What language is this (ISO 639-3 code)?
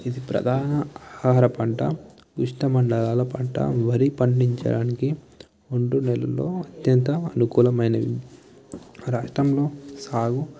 tel